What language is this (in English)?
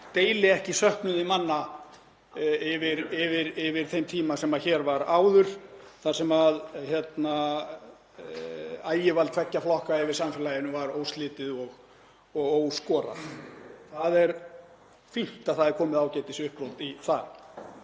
Icelandic